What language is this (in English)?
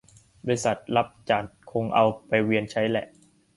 Thai